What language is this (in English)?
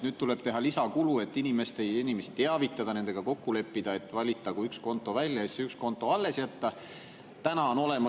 Estonian